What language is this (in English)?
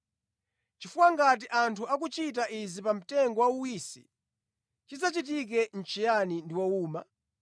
Nyanja